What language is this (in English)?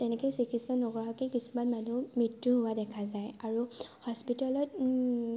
Assamese